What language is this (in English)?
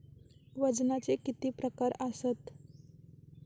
Marathi